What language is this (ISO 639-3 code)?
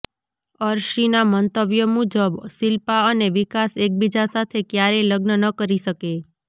guj